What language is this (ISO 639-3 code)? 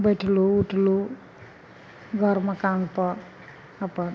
mai